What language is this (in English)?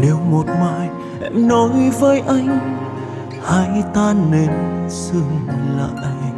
Vietnamese